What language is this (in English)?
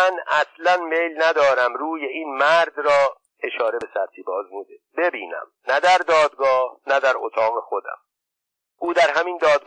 Persian